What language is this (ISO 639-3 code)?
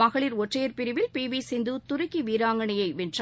tam